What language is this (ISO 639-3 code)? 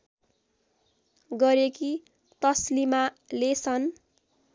nep